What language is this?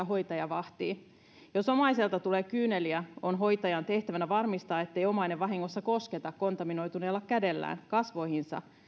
Finnish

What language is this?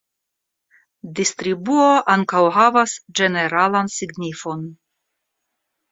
Esperanto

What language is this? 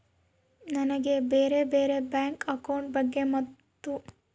Kannada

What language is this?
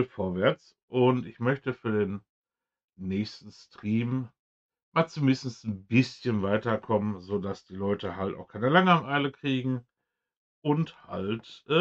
German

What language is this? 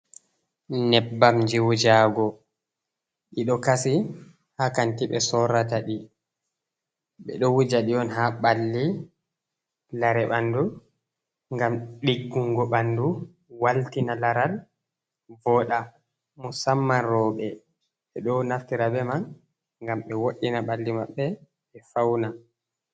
Fula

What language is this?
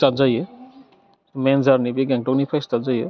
Bodo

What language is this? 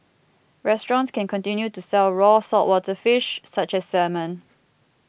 English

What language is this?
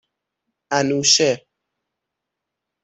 Persian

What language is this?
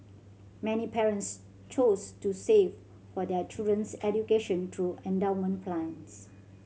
English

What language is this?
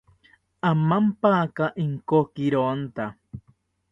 South Ucayali Ashéninka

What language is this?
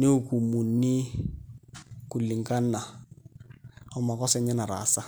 Masai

